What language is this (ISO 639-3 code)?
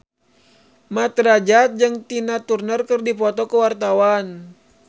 sun